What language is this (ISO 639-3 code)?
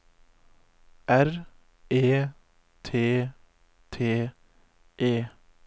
nor